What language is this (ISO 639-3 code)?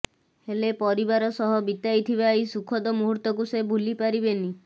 ori